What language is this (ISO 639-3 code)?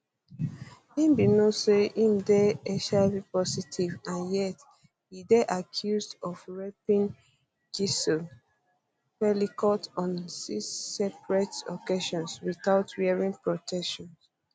pcm